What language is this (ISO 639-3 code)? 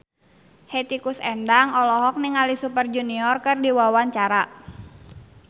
sun